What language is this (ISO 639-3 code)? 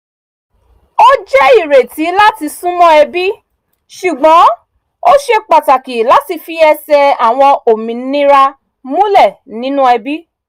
yor